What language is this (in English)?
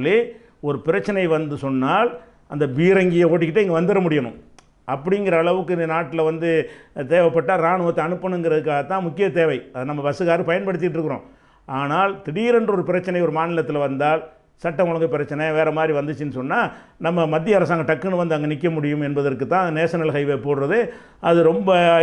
Romanian